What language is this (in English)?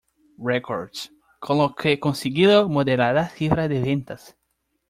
Spanish